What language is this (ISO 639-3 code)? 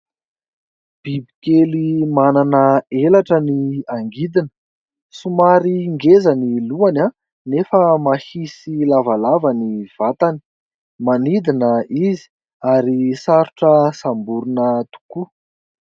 mlg